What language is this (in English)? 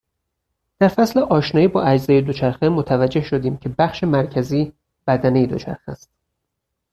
Persian